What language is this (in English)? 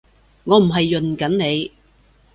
Cantonese